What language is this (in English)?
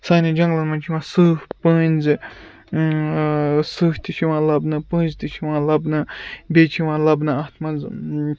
Kashmiri